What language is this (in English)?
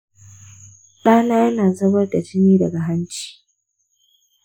Hausa